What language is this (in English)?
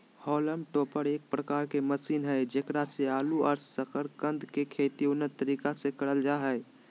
Magahi